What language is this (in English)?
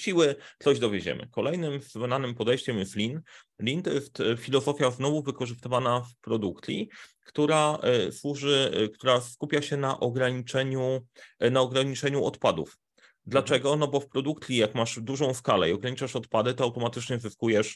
Polish